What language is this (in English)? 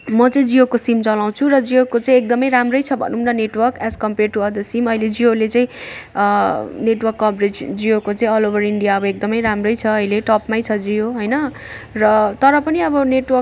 Nepali